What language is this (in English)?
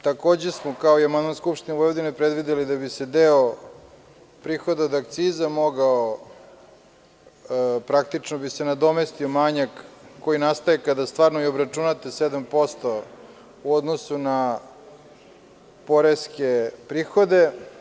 Serbian